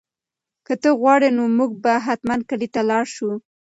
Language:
Pashto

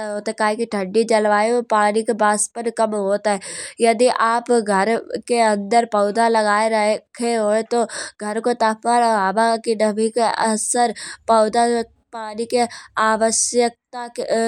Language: Kanauji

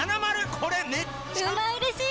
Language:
Japanese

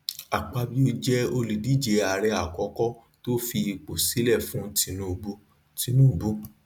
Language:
Yoruba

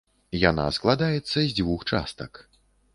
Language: Belarusian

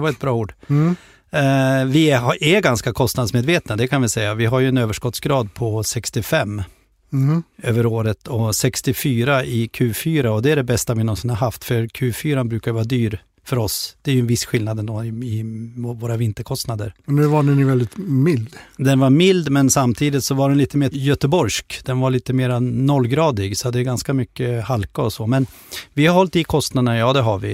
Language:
Swedish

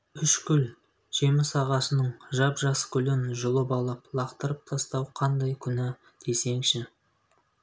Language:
Kazakh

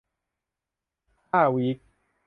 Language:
Thai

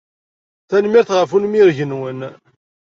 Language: Kabyle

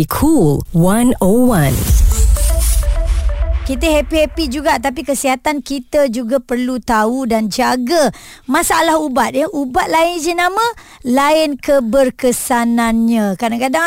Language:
Malay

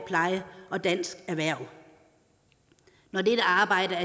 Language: Danish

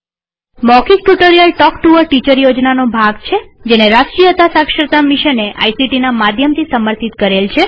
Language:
Gujarati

